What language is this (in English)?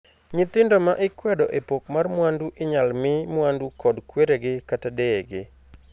Luo (Kenya and Tanzania)